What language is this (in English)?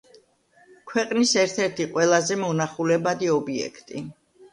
Georgian